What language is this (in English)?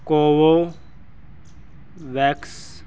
Punjabi